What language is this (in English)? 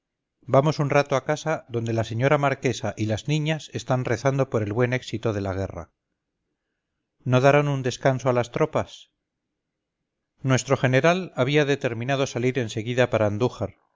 Spanish